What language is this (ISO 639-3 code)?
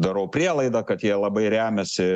lit